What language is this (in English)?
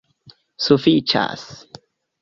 Esperanto